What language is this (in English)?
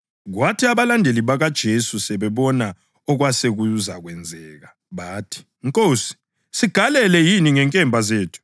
North Ndebele